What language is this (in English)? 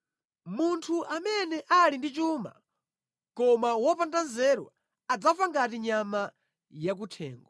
Nyanja